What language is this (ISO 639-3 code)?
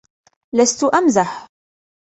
ara